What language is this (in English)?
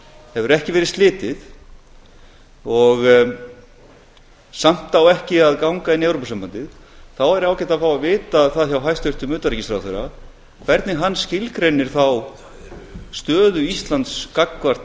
Icelandic